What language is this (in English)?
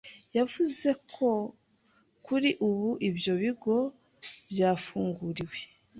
Kinyarwanda